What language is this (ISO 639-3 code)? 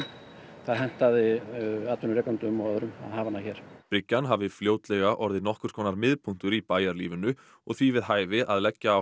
isl